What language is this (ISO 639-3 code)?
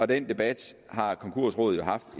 dan